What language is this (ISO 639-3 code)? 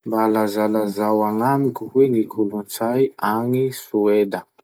msh